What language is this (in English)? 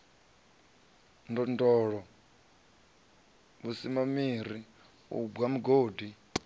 Venda